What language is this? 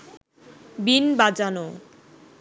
Bangla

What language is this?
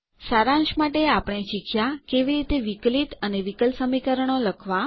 Gujarati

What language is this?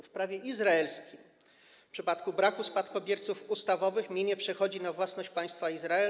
Polish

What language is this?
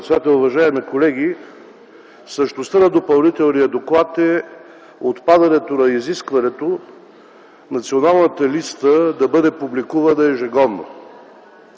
Bulgarian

